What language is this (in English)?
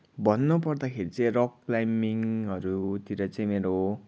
Nepali